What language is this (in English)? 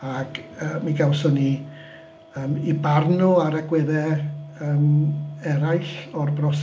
Welsh